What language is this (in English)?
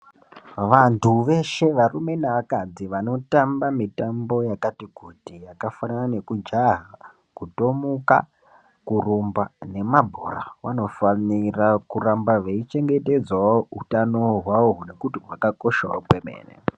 Ndau